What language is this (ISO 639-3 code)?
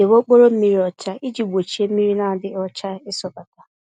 ibo